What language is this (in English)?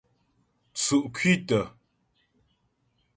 Ghomala